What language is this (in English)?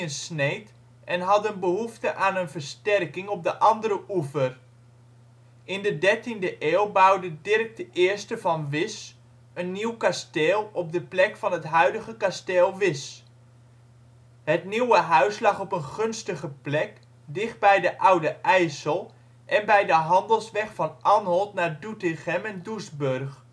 Dutch